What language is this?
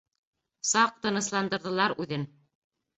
Bashkir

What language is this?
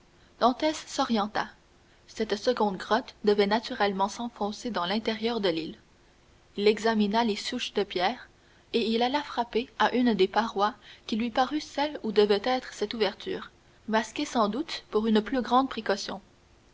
French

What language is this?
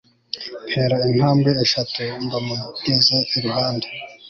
Kinyarwanda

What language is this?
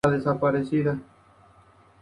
Spanish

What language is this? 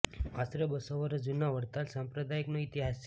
Gujarati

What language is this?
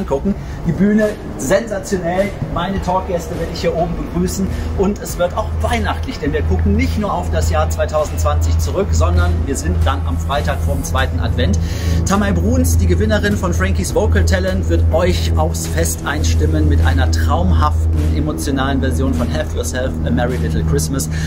German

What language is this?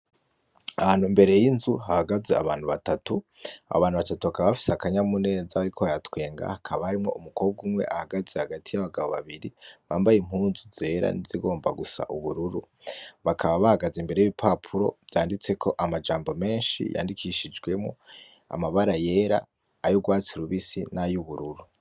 Rundi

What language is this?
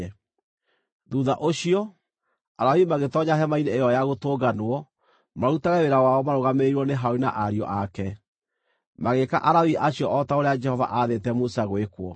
Kikuyu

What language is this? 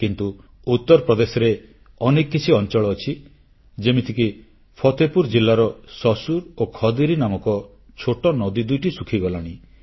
Odia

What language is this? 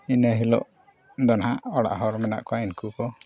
Santali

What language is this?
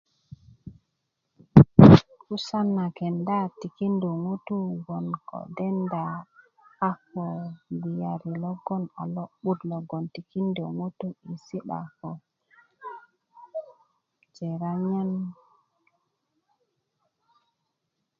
Kuku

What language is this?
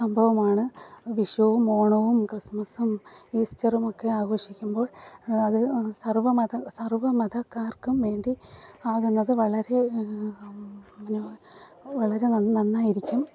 Malayalam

